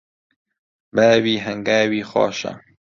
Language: Central Kurdish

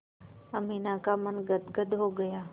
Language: Hindi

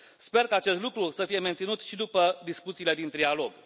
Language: Romanian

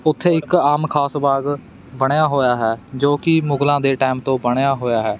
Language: Punjabi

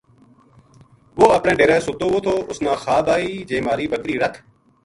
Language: Gujari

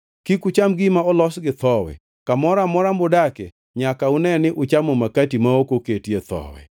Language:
Luo (Kenya and Tanzania)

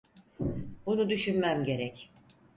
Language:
Turkish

